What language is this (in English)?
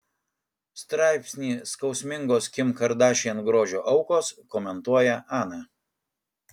Lithuanian